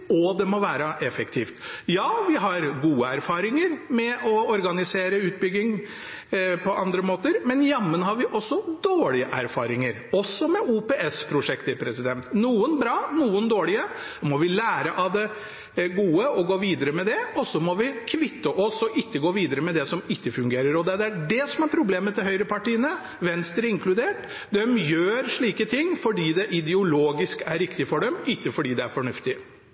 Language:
Norwegian Bokmål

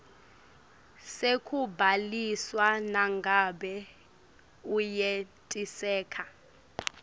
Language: Swati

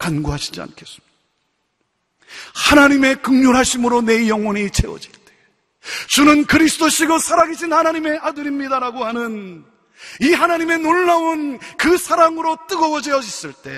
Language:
Korean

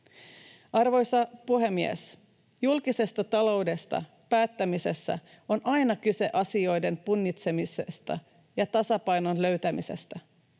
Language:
Finnish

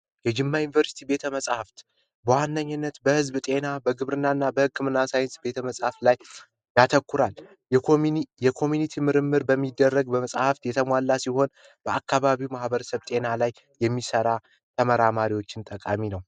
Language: Amharic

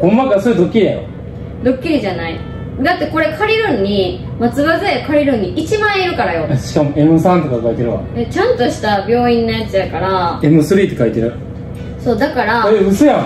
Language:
Japanese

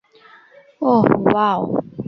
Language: Bangla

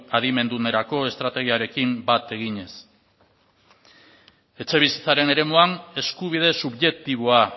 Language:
Basque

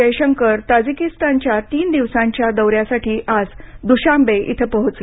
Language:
Marathi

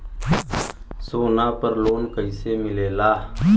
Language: Bhojpuri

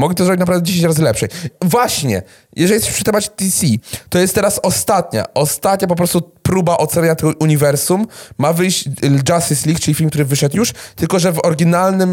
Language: Polish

